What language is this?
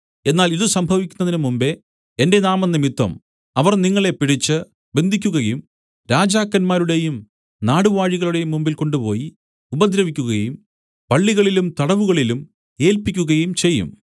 Malayalam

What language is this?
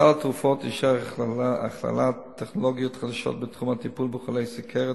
Hebrew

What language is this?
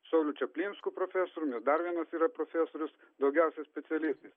Lithuanian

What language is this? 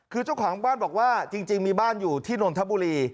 Thai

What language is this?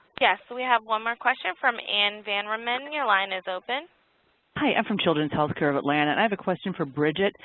English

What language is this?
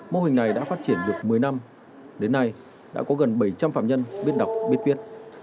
Vietnamese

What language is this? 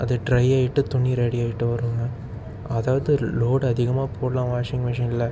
Tamil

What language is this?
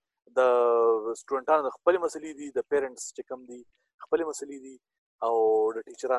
Urdu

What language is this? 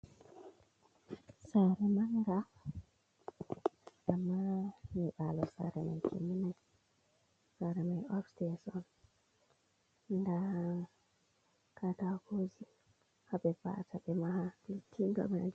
Fula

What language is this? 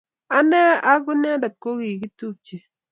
Kalenjin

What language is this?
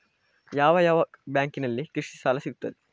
Kannada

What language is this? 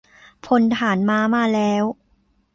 Thai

